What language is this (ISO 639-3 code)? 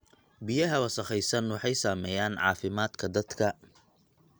som